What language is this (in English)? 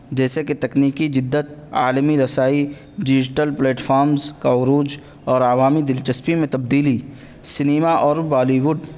Urdu